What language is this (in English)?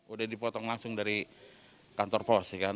Indonesian